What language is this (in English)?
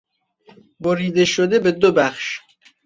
Persian